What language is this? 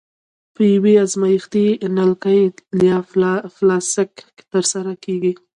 Pashto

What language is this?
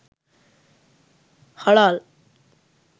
Sinhala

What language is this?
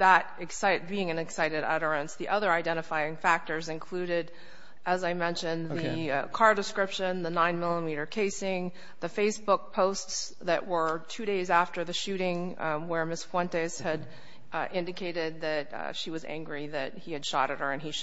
English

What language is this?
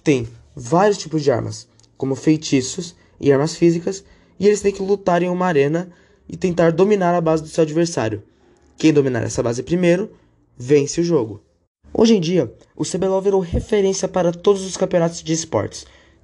Portuguese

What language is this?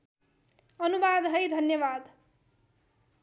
Nepali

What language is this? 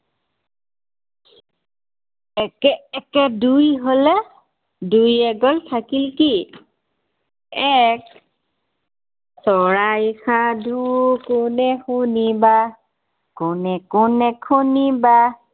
Assamese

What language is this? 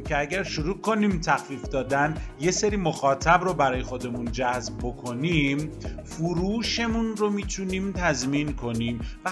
Persian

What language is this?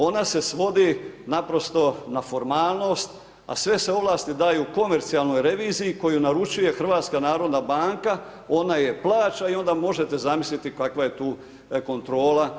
Croatian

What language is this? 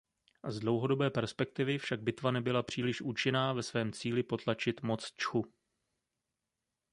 Czech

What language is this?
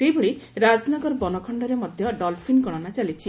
Odia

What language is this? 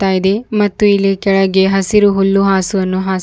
Kannada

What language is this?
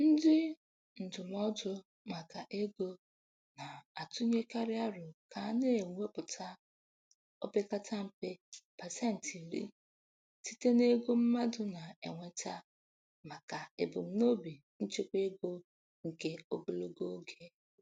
Igbo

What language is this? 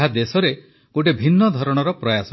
Odia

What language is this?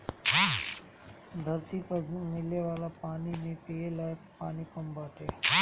Bhojpuri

